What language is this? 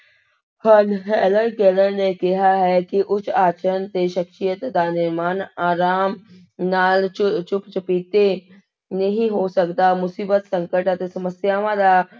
Punjabi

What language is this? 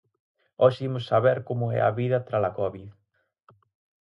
Galician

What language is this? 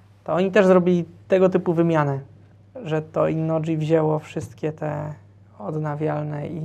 Polish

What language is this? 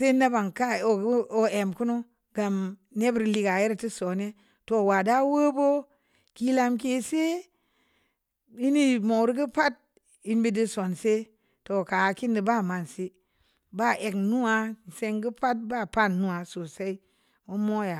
Samba Leko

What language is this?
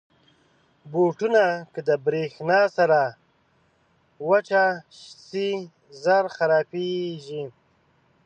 Pashto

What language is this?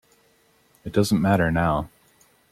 English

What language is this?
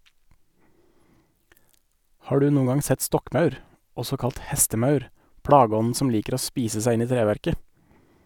Norwegian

